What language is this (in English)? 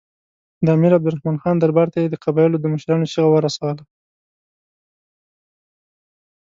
Pashto